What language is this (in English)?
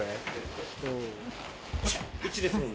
Japanese